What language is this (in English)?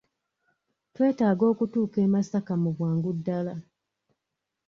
Ganda